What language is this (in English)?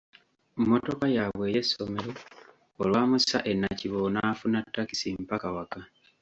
Ganda